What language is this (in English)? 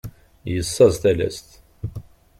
Kabyle